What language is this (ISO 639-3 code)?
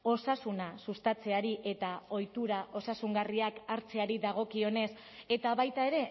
eus